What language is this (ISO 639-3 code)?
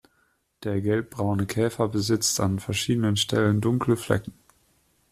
deu